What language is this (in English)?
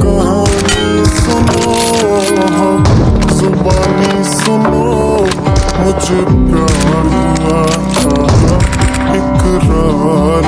Urdu